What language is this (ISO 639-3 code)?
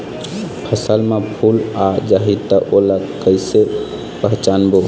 hne